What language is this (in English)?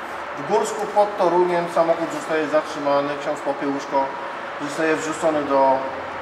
Polish